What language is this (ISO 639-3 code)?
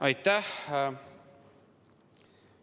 est